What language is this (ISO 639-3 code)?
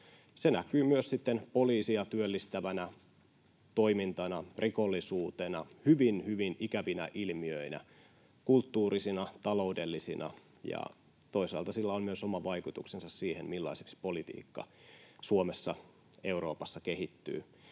fin